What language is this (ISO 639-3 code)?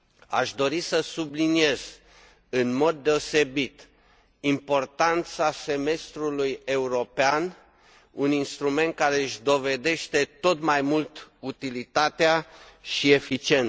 ron